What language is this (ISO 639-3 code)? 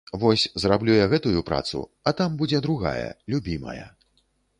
bel